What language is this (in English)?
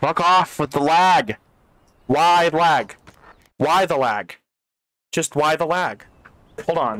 English